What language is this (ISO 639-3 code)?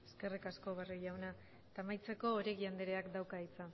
eus